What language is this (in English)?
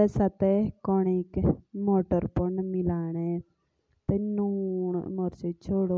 Jaunsari